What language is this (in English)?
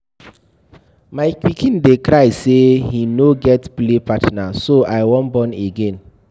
Nigerian Pidgin